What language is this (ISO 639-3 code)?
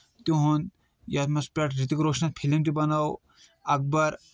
kas